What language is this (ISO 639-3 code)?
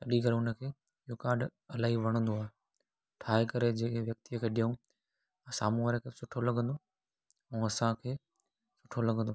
snd